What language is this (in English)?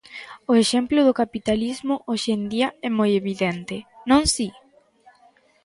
Galician